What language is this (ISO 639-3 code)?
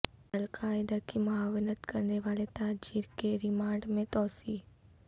urd